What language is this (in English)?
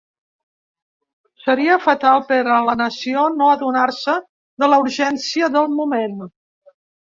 Catalan